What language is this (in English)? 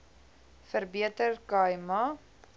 Afrikaans